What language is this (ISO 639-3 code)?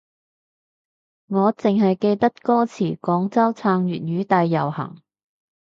yue